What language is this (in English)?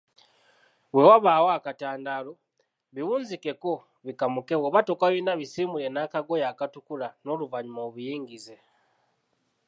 Ganda